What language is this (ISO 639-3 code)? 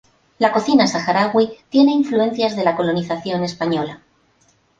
spa